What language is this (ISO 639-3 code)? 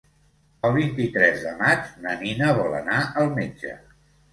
cat